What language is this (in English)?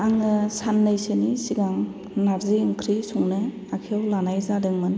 Bodo